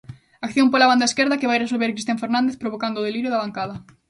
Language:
Galician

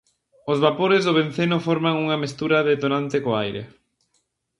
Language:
Galician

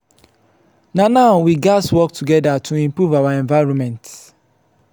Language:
Nigerian Pidgin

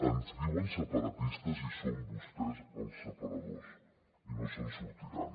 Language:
Catalan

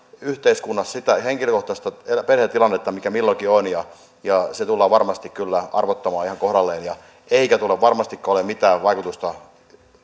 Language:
Finnish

